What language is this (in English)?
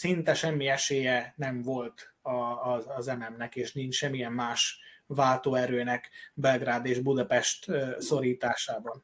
Hungarian